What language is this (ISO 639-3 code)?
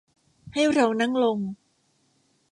tha